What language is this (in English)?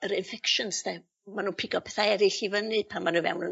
Welsh